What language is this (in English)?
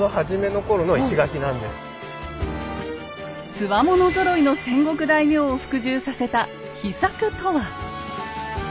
Japanese